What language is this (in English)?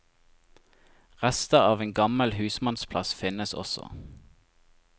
Norwegian